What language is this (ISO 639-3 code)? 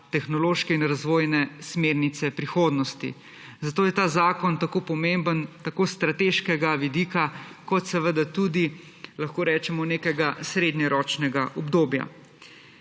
slv